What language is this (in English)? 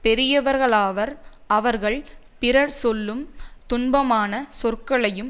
Tamil